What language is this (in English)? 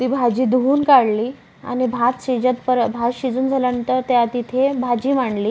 Marathi